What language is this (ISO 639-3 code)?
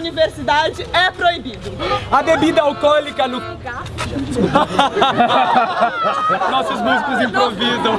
por